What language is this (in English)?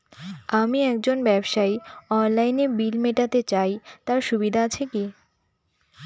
Bangla